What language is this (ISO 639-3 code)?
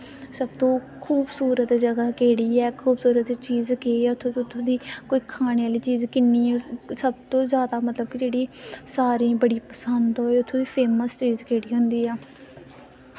doi